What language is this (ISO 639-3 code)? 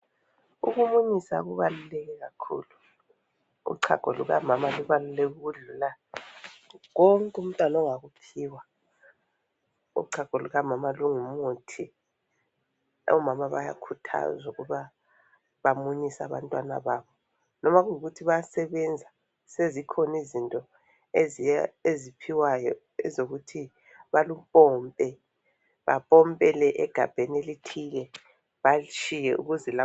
nde